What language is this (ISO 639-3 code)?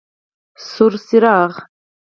pus